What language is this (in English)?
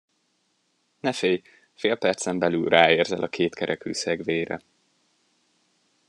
Hungarian